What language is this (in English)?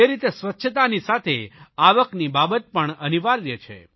Gujarati